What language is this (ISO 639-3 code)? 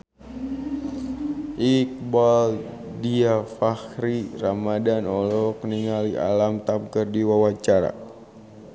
sun